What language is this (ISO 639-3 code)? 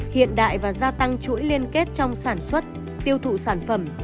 vie